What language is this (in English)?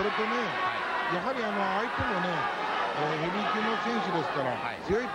Japanese